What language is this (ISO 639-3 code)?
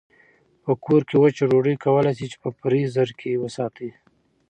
pus